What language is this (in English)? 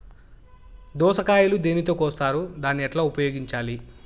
Telugu